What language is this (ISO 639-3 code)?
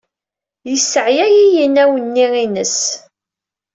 kab